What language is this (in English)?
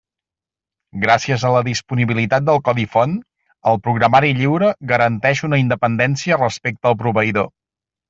Catalan